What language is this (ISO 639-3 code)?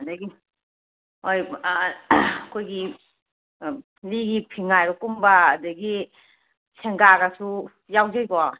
mni